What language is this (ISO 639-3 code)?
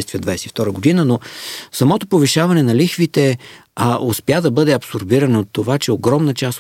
bul